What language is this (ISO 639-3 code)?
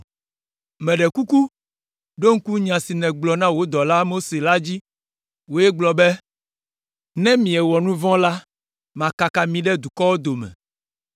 ewe